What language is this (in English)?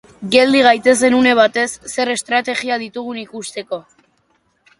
Basque